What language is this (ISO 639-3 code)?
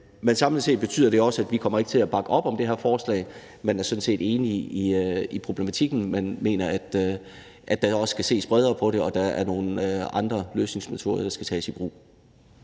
dan